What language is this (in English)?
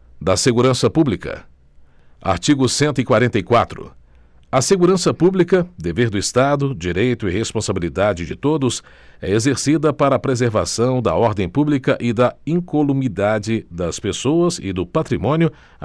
Portuguese